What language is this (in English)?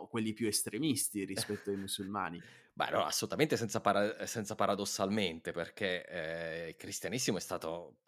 Italian